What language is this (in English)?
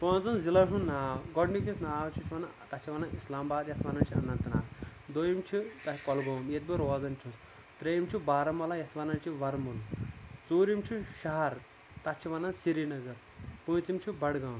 Kashmiri